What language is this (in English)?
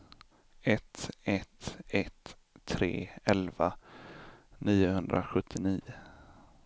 Swedish